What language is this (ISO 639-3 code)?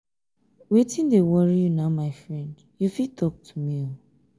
pcm